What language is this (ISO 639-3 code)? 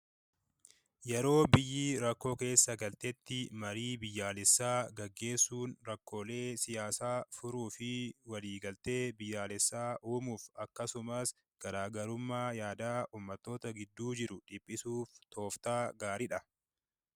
orm